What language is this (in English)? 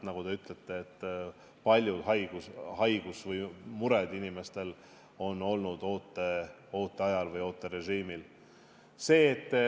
Estonian